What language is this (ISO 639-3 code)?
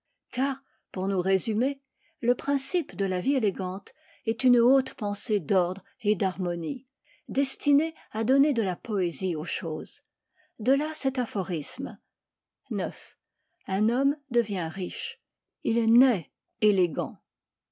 fra